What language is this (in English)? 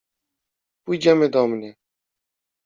Polish